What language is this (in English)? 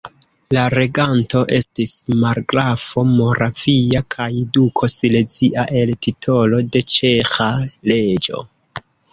Esperanto